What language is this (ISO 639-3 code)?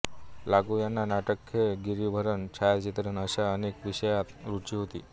mar